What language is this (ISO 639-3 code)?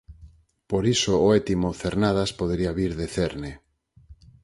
glg